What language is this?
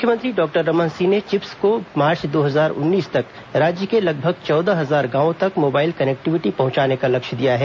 Hindi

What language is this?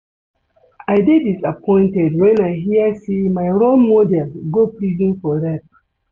Nigerian Pidgin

